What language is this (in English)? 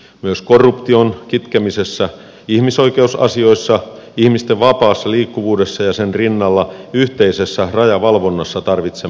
Finnish